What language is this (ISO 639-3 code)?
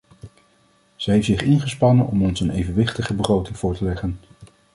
nld